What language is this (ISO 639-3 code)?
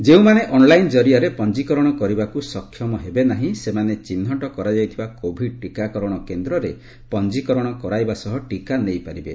ori